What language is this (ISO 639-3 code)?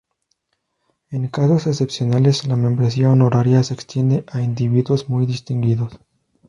spa